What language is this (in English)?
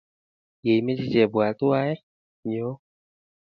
Kalenjin